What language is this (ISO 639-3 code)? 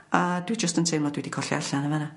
cym